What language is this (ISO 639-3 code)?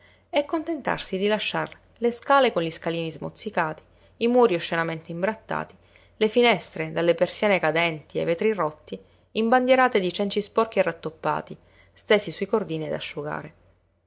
ita